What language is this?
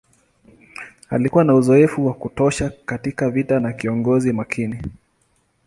Swahili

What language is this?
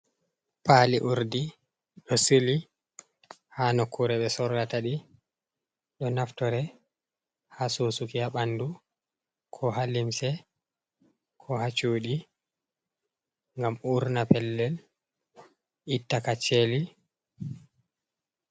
Fula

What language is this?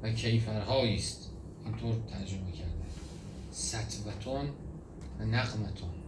Persian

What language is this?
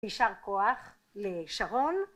Hebrew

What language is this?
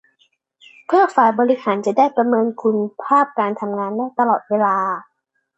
Thai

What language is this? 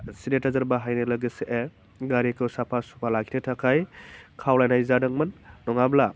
Bodo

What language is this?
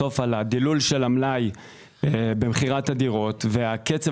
Hebrew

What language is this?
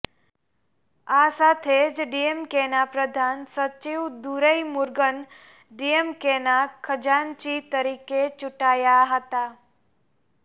Gujarati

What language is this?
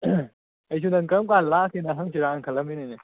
Manipuri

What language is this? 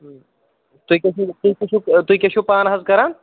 Kashmiri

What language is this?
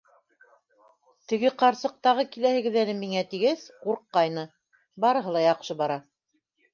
Bashkir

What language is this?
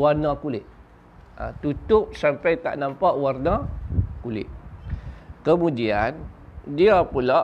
Malay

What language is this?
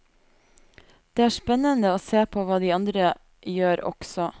Norwegian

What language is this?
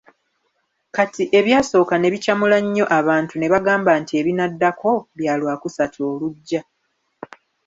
Ganda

